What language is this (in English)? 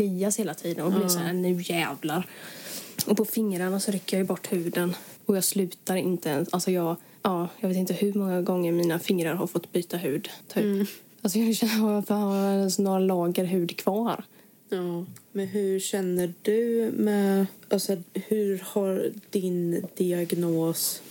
Swedish